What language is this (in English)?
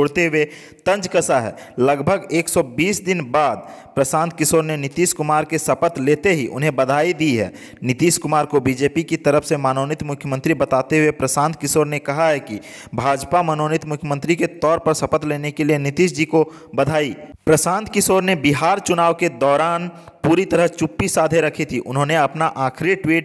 Hindi